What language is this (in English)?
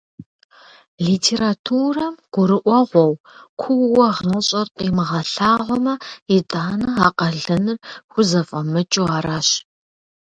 Kabardian